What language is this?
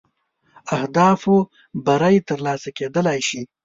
Pashto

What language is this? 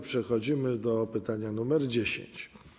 Polish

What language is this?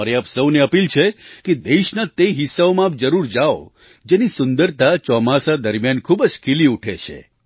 Gujarati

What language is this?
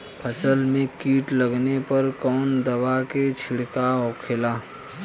Bhojpuri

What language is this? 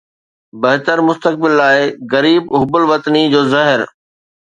Sindhi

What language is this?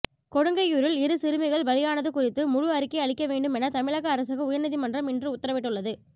Tamil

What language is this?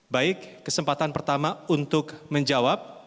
Indonesian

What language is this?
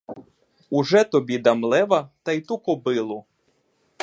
Ukrainian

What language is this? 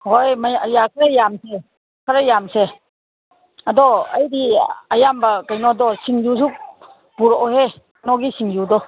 Manipuri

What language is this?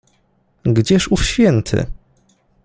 Polish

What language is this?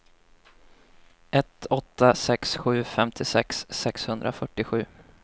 Swedish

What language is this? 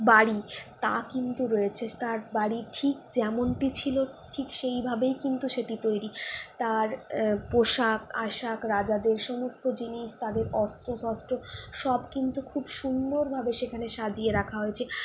Bangla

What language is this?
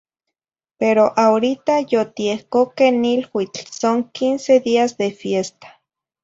Zacatlán-Ahuacatlán-Tepetzintla Nahuatl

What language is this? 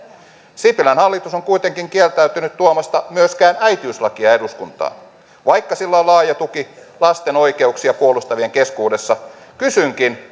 Finnish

